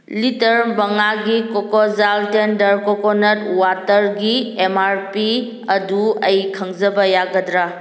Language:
Manipuri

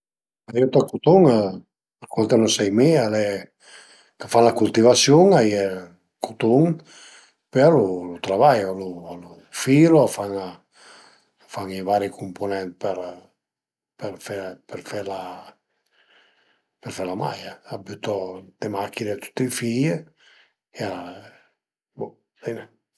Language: Piedmontese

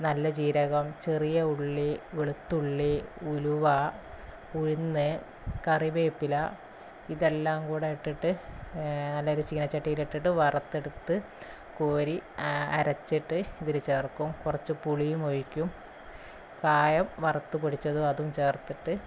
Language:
Malayalam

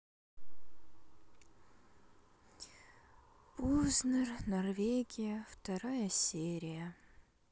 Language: Russian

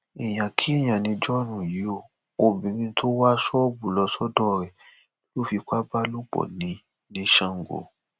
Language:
Yoruba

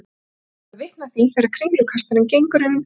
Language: Icelandic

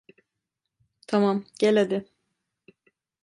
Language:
Turkish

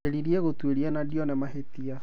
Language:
Kikuyu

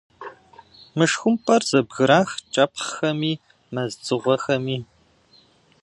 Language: Kabardian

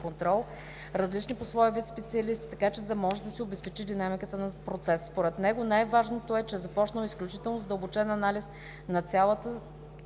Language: Bulgarian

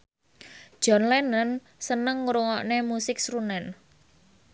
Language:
Javanese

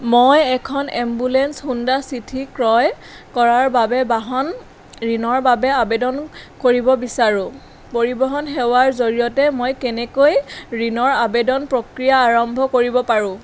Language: Assamese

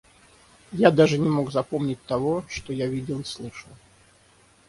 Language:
Russian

